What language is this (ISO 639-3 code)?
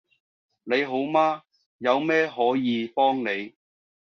yue